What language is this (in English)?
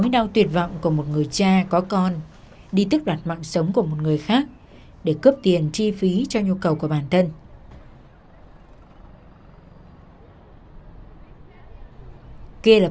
Vietnamese